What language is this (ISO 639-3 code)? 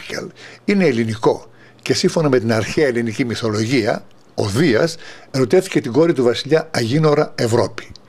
ell